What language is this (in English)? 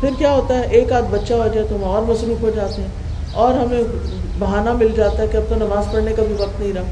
Urdu